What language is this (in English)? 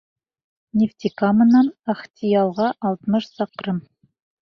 Bashkir